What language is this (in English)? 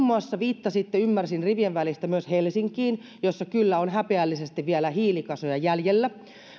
Finnish